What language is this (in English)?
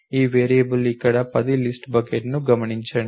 Telugu